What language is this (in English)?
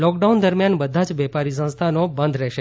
Gujarati